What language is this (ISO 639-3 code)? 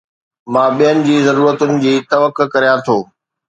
snd